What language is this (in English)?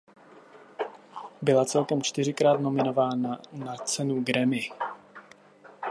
Czech